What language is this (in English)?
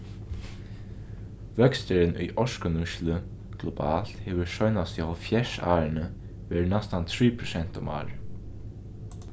Faroese